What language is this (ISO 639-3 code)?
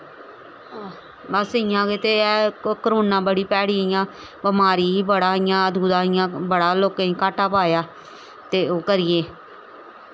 doi